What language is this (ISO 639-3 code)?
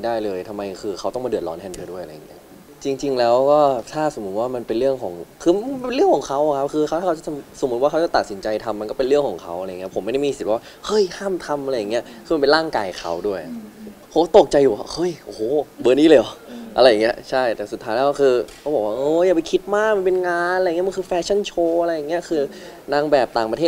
tha